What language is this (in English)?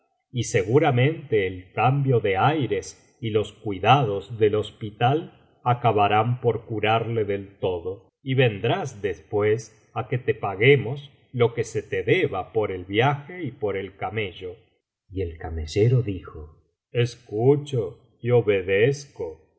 Spanish